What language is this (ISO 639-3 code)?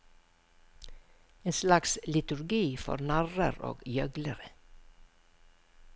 nor